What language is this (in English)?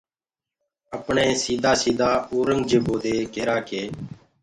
Gurgula